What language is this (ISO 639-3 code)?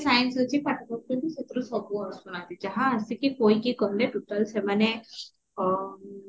ori